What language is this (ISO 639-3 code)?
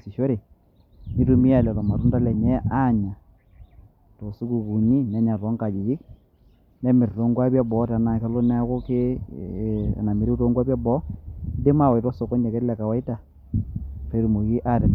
mas